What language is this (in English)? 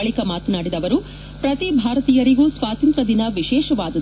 Kannada